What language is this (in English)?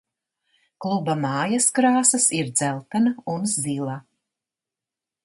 Latvian